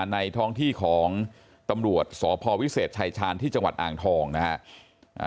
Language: Thai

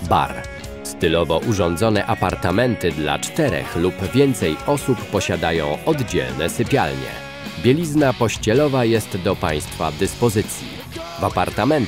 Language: Polish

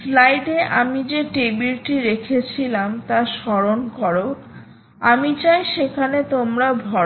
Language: Bangla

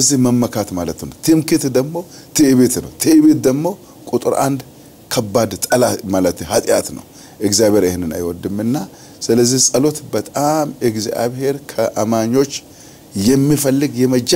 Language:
Arabic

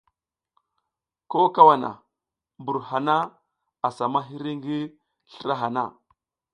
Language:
South Giziga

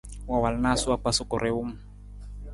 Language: Nawdm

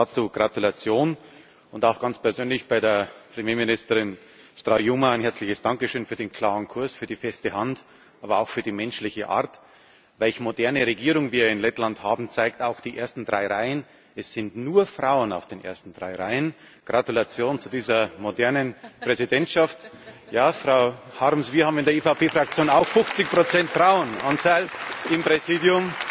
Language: German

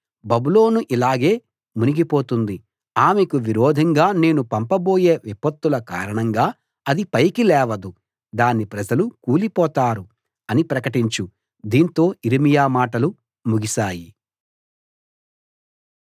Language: Telugu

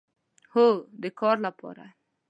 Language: Pashto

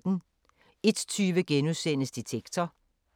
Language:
Danish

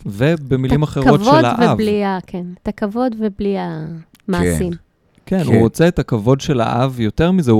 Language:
Hebrew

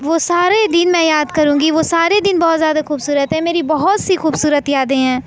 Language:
Urdu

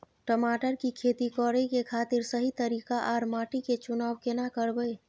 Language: Maithili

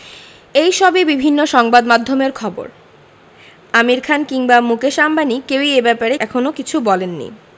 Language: Bangla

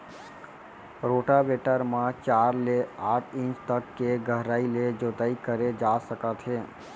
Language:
Chhattisgarhi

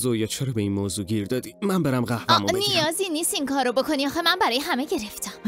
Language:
Persian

